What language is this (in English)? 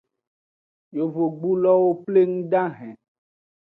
Aja (Benin)